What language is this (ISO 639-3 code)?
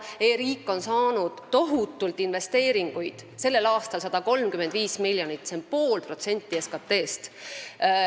est